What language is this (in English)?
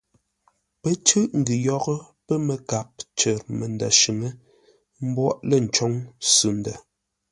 Ngombale